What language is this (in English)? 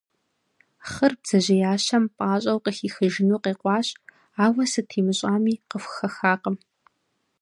Kabardian